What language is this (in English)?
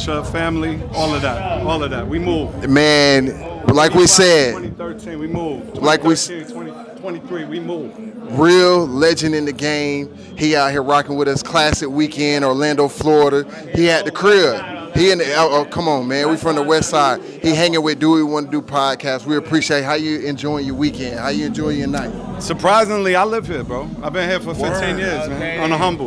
English